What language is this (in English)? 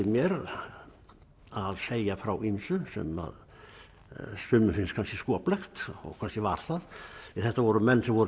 Icelandic